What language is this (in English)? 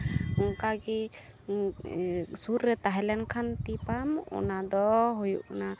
Santali